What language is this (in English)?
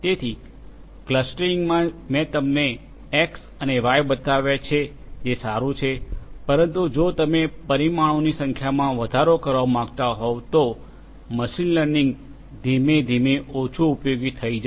Gujarati